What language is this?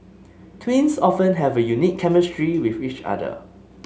English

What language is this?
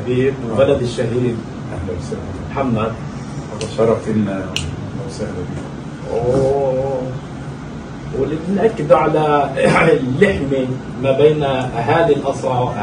Arabic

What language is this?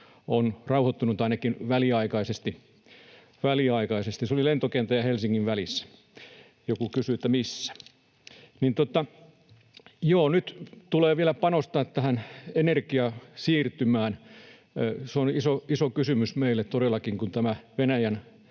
Finnish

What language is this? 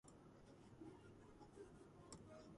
Georgian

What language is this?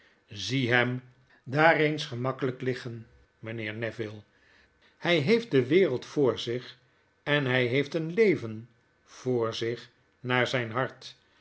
Dutch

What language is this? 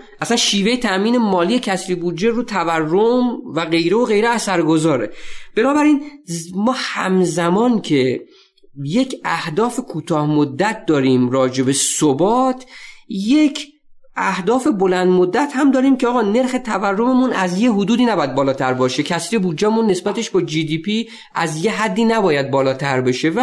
Persian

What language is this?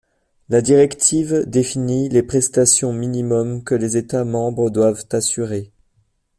French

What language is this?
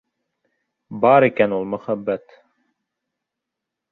Bashkir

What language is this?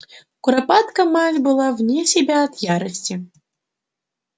Russian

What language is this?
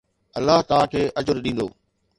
Sindhi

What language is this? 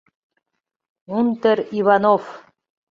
Mari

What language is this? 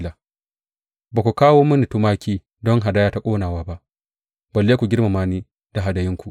Hausa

